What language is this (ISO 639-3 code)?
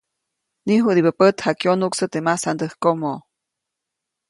zoc